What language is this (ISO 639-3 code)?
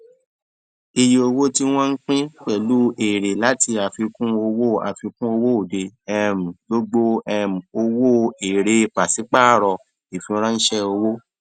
yor